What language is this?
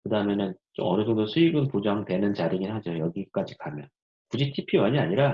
Korean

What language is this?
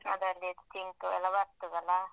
Kannada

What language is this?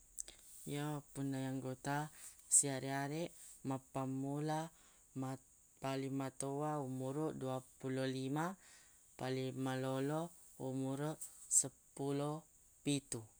Buginese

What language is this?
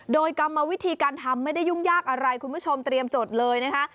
Thai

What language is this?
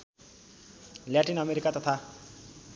Nepali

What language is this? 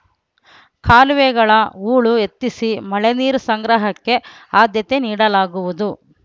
Kannada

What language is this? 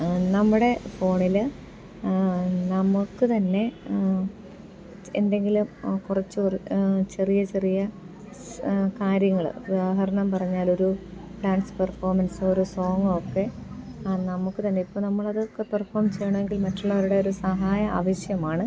Malayalam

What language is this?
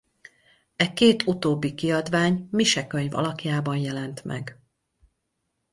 Hungarian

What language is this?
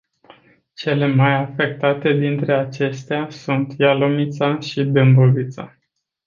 Romanian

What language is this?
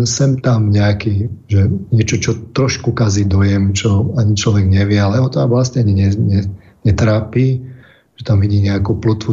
Slovak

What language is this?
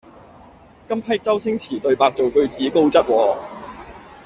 Cantonese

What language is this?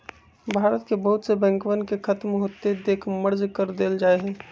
Magahi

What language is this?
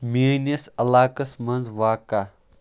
Kashmiri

